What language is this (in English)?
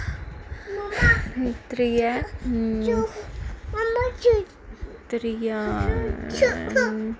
Dogri